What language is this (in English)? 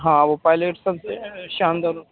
Urdu